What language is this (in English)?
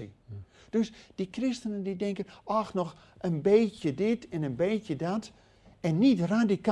Dutch